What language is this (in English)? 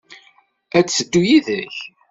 Kabyle